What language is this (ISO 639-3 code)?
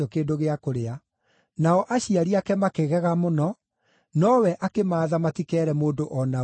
kik